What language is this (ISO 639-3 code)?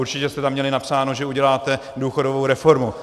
ces